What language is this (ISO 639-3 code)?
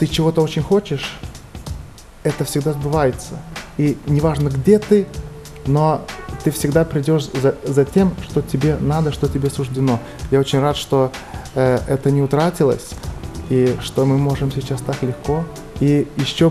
rus